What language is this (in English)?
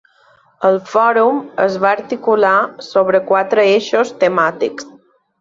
Catalan